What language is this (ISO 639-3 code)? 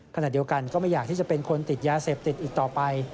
tha